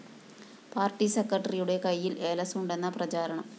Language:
Malayalam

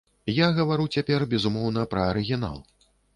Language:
Belarusian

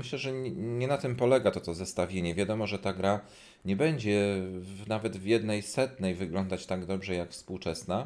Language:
Polish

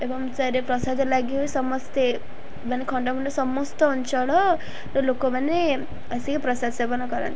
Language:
Odia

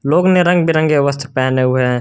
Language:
Hindi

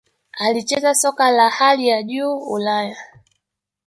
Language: Swahili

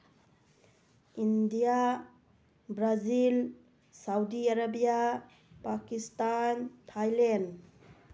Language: Manipuri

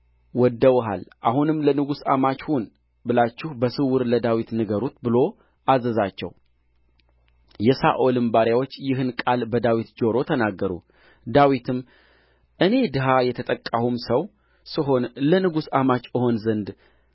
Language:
Amharic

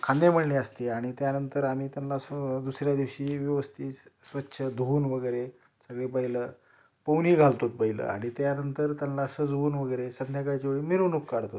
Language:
Marathi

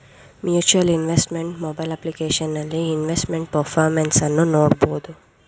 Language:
Kannada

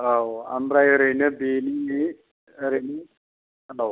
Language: Bodo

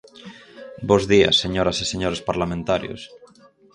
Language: Galician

